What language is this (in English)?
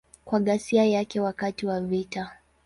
Swahili